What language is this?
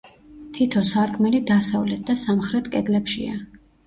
Georgian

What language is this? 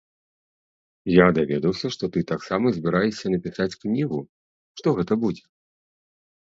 Belarusian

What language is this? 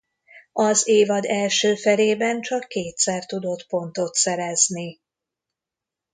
Hungarian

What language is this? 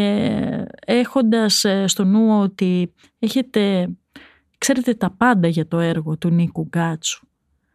Greek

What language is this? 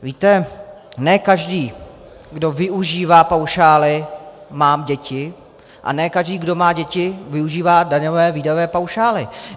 Czech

